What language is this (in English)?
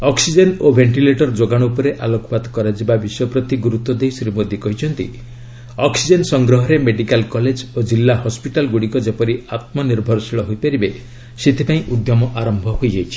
Odia